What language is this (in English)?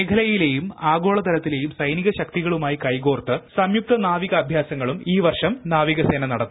Malayalam